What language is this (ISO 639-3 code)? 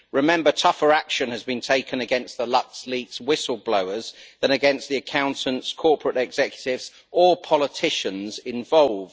eng